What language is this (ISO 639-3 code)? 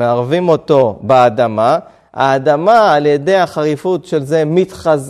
heb